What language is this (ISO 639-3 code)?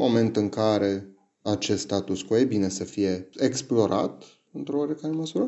ron